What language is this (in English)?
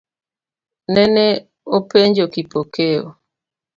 Luo (Kenya and Tanzania)